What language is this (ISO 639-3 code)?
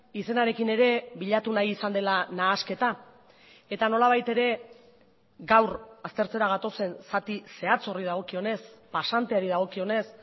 eus